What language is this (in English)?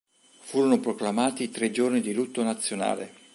Italian